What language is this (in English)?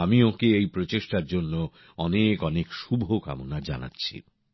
Bangla